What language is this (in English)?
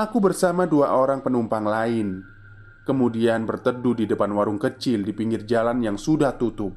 Indonesian